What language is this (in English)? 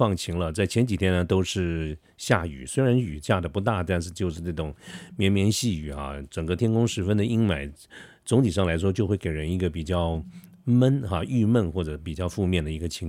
Chinese